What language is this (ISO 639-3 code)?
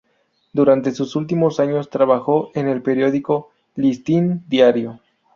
spa